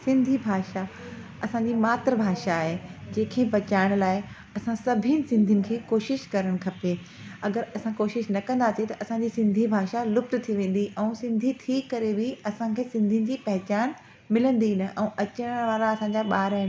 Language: Sindhi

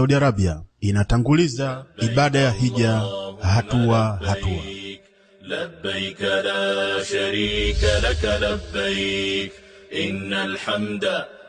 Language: Swahili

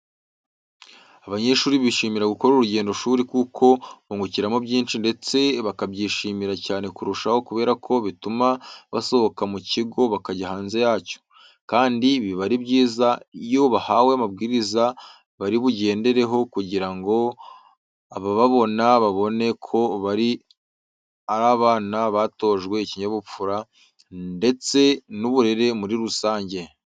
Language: Kinyarwanda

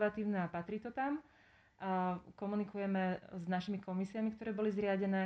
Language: Slovak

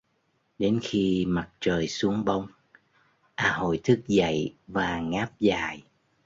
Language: Vietnamese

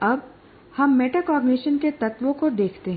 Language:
Hindi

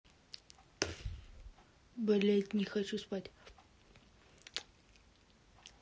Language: Russian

